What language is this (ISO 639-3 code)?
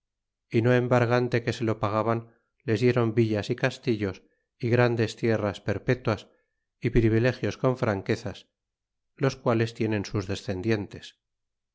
spa